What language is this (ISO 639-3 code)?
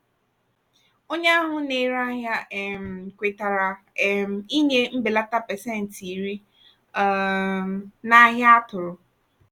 ibo